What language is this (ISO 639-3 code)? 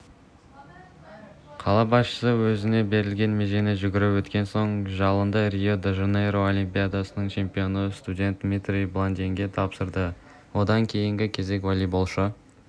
kaz